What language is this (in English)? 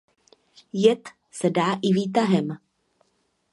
Czech